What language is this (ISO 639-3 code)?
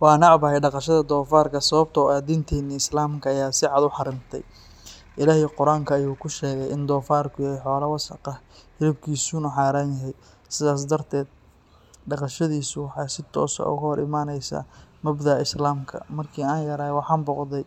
som